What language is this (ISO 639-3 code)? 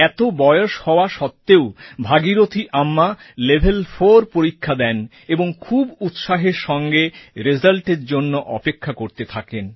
ben